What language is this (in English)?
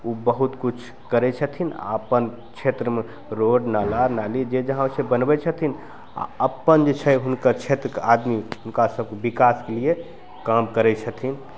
Maithili